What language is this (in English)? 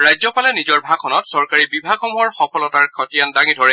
Assamese